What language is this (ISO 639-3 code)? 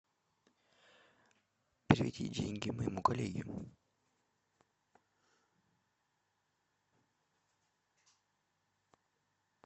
rus